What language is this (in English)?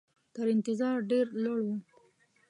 Pashto